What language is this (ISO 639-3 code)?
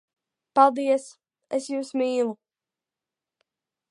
lav